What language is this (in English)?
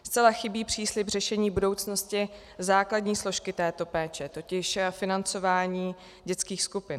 Czech